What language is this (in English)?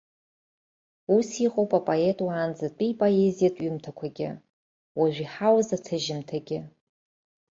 Abkhazian